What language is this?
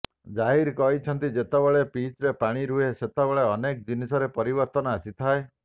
Odia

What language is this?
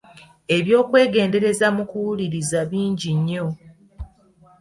Ganda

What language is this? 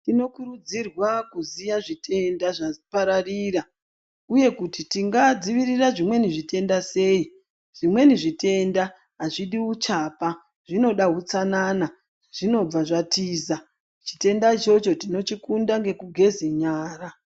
Ndau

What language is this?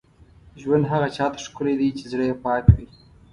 Pashto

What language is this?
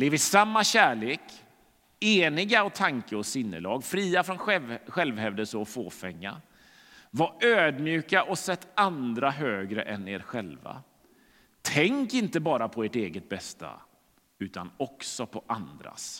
Swedish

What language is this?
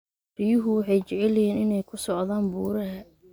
Somali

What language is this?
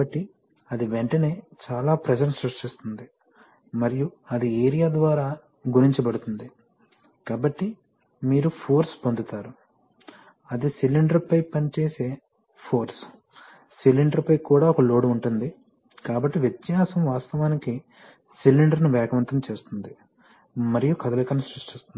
Telugu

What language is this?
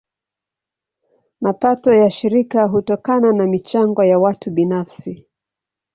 Swahili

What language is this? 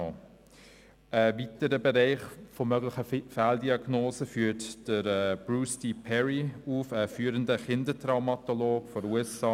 Swiss German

